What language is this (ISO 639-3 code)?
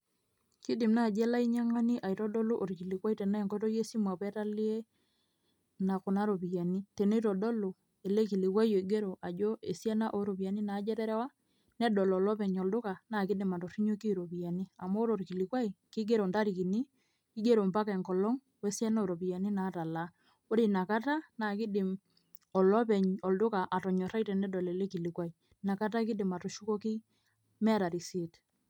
mas